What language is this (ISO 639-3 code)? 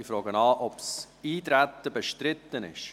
gsw